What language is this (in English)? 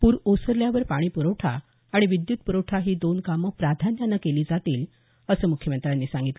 Marathi